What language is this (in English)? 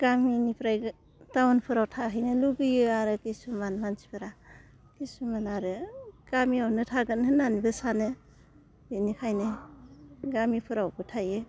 Bodo